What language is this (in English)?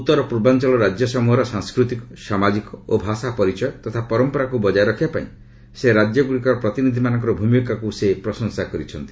Odia